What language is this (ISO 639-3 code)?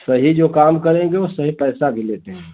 hin